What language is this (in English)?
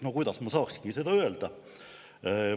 Estonian